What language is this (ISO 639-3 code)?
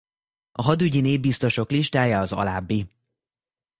hun